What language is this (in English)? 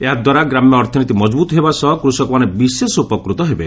Odia